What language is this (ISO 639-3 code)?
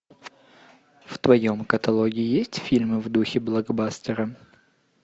rus